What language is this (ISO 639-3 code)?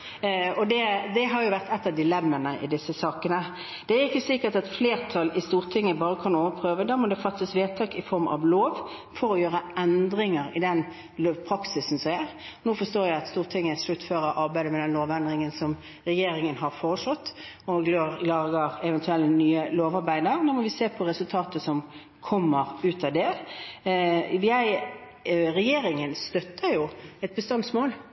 nob